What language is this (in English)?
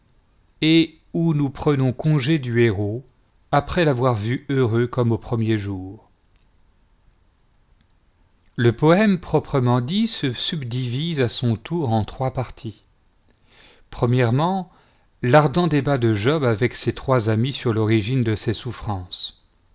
French